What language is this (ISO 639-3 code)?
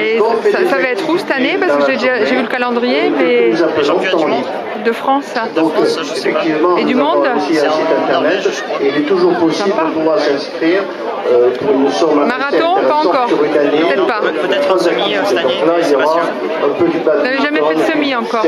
fra